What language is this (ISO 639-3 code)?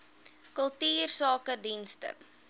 afr